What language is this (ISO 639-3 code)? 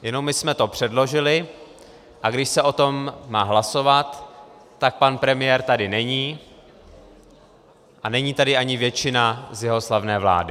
ces